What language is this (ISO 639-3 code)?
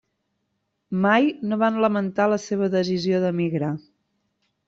cat